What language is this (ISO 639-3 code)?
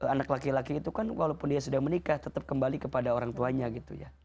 ind